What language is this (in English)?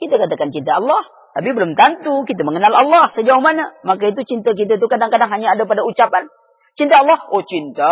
Malay